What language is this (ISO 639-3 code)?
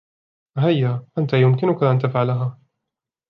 ara